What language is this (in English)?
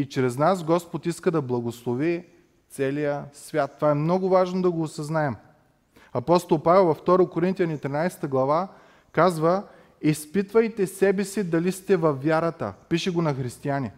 Bulgarian